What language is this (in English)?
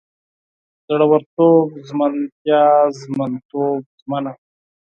Pashto